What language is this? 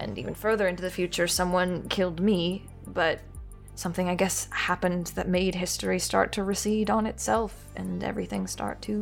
English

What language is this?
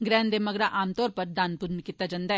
Dogri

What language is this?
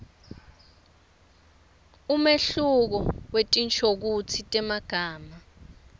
Swati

